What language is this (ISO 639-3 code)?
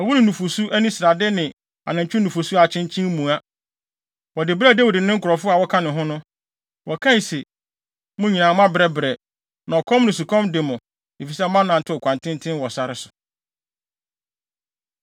aka